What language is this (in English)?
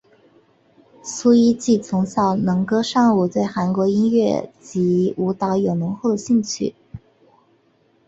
Chinese